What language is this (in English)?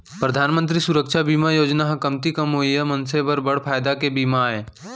Chhattisgarhi